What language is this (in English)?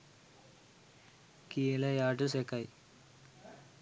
Sinhala